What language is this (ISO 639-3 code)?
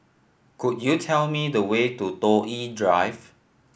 eng